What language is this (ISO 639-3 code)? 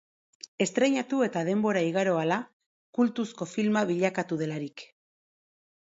eus